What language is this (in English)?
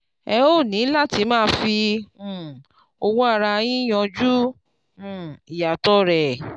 Yoruba